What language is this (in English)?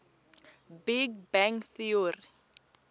Tsonga